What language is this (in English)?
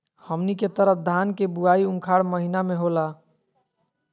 Magahi